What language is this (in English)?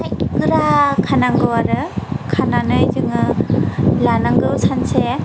Bodo